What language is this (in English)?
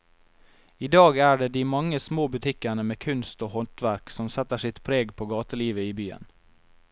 Norwegian